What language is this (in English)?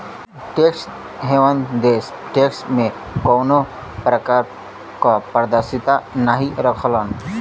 Bhojpuri